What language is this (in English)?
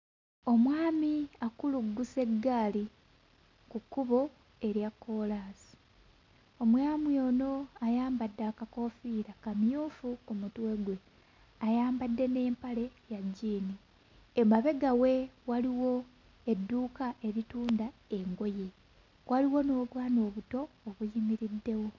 Ganda